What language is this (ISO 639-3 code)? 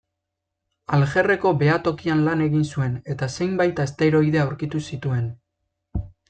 eus